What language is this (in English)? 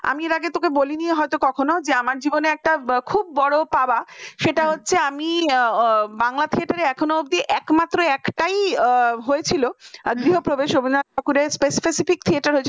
Bangla